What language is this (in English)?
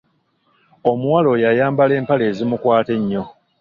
Ganda